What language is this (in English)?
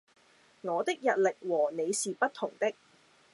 Cantonese